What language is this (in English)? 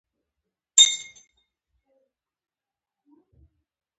Pashto